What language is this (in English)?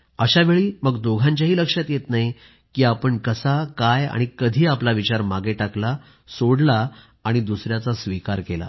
Marathi